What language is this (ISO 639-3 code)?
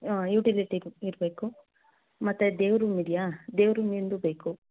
kan